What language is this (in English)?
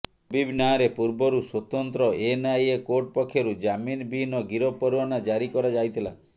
Odia